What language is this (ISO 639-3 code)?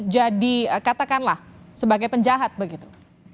ind